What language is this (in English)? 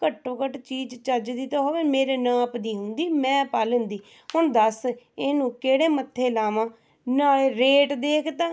Punjabi